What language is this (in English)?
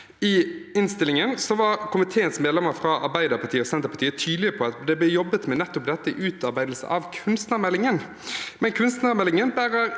Norwegian